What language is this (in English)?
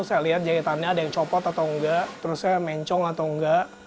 Indonesian